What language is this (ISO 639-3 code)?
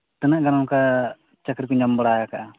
sat